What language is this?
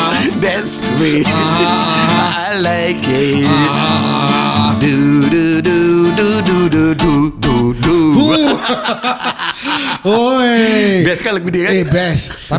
Malay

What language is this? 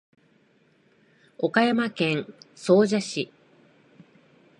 Japanese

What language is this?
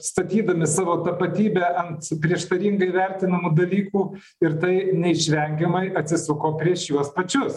Lithuanian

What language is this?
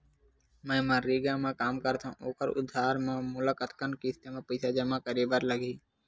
Chhattisgarhi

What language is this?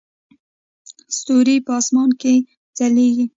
Pashto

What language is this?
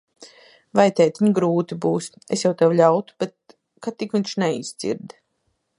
Latvian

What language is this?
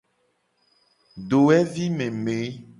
Gen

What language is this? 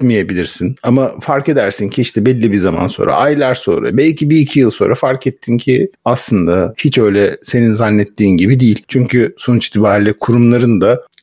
Turkish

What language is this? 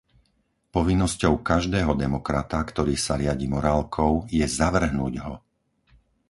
Slovak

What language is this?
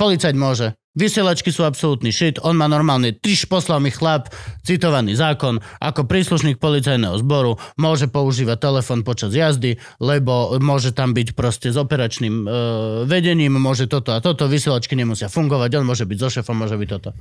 Slovak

